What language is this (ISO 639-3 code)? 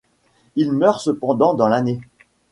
fra